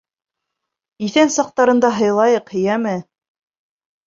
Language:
Bashkir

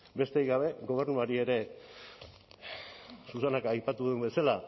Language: Basque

